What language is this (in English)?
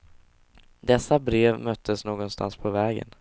Swedish